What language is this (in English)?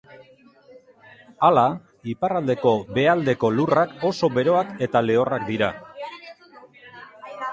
Basque